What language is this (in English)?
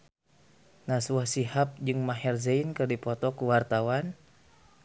Sundanese